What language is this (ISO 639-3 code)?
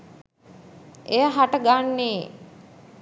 sin